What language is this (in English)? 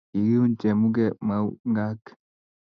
Kalenjin